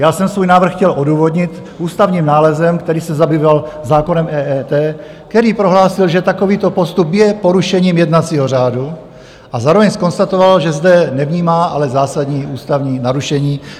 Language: Czech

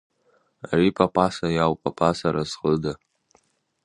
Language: Abkhazian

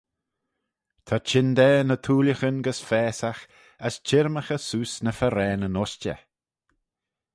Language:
Manx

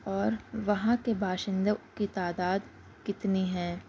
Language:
Urdu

